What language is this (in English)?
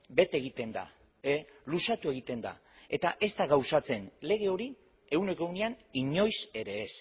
Basque